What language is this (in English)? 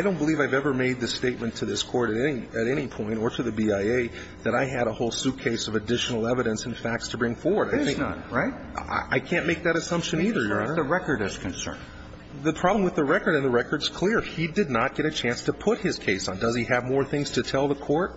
English